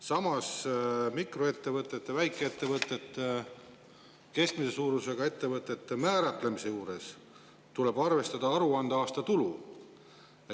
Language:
Estonian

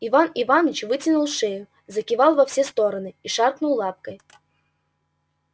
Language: Russian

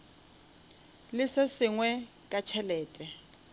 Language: Northern Sotho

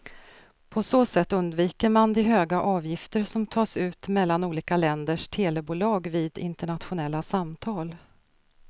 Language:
Swedish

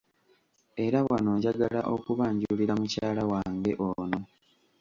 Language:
Ganda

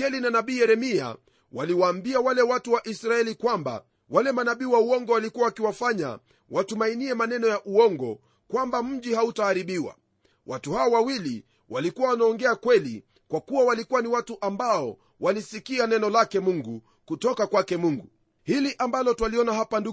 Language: Swahili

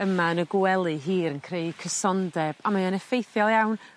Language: Welsh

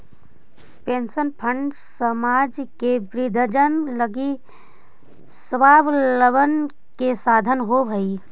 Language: Magahi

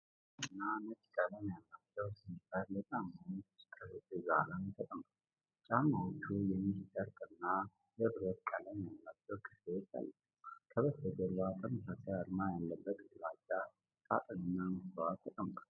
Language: Amharic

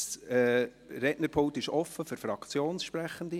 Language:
Swiss German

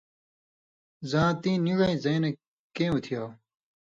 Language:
Indus Kohistani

